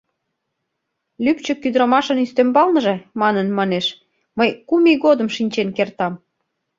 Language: Mari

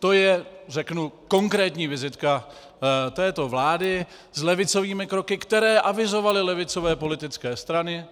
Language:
Czech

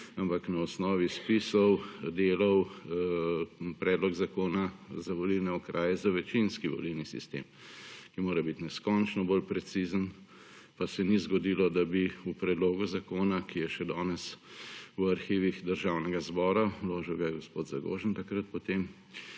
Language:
Slovenian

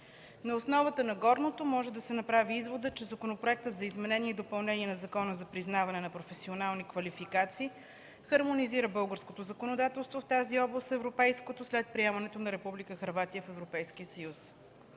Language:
Bulgarian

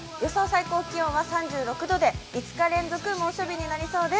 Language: Japanese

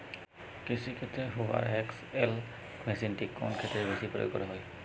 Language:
Bangla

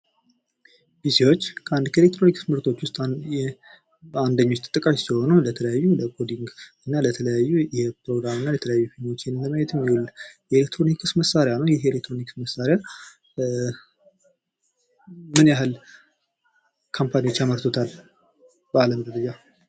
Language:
Amharic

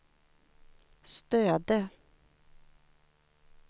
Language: Swedish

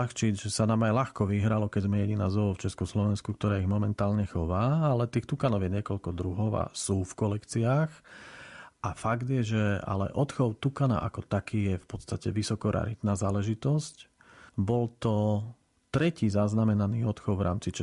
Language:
Slovak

